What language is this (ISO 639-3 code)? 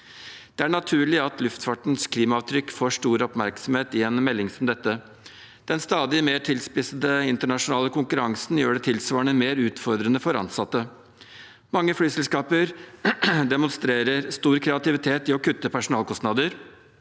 nor